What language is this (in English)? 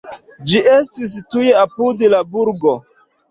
Esperanto